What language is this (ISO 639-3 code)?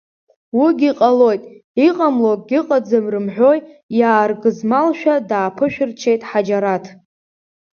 abk